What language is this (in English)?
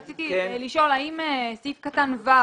Hebrew